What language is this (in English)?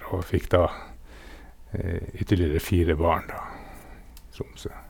Norwegian